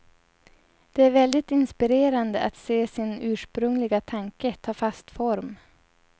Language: Swedish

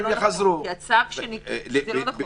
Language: Hebrew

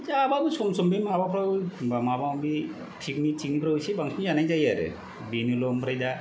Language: Bodo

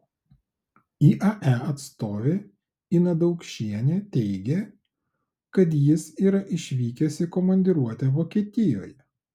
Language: Lithuanian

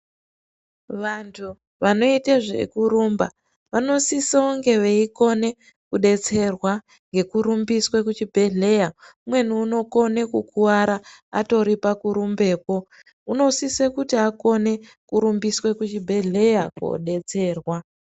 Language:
Ndau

